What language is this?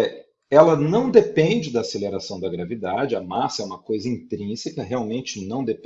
Portuguese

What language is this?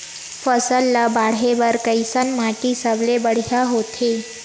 Chhattisgarhi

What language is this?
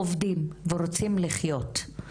Hebrew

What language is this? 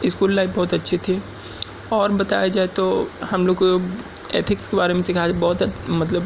Urdu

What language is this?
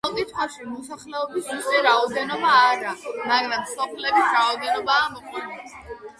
Georgian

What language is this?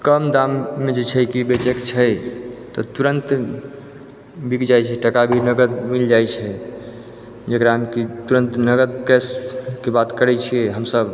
Maithili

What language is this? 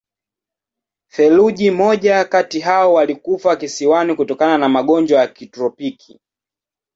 Swahili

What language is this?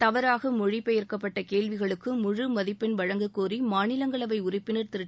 Tamil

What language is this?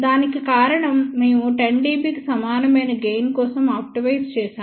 Telugu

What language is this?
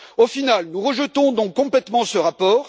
French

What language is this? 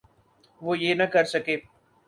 Urdu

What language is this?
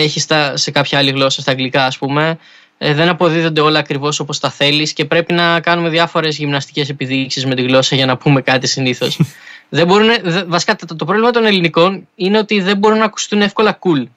Greek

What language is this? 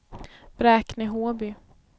Swedish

